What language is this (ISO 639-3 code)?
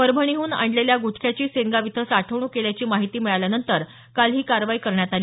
mar